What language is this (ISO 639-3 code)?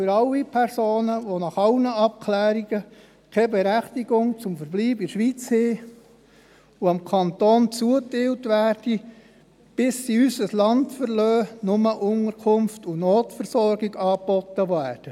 gsw